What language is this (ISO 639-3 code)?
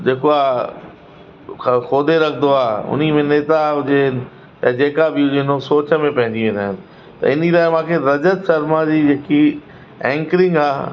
snd